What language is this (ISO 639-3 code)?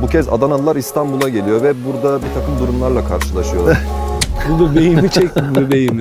tur